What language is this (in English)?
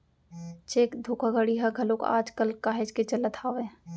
Chhattisgarhi